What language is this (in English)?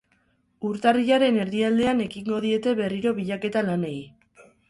Basque